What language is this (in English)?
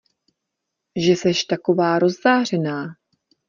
Czech